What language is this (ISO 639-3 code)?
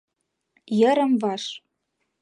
chm